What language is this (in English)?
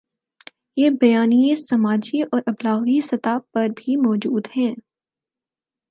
Urdu